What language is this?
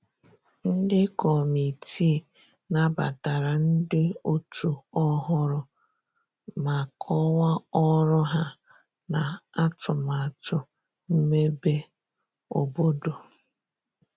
Igbo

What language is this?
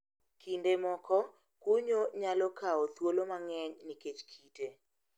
Luo (Kenya and Tanzania)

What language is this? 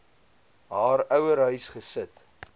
Afrikaans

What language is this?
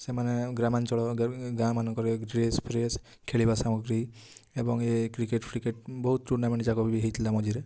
Odia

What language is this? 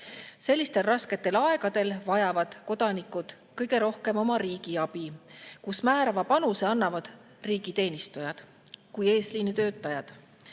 Estonian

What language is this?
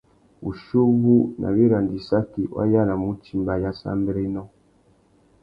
Tuki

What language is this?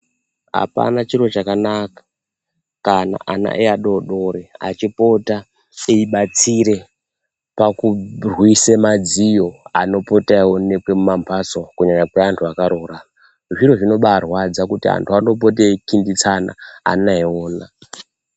Ndau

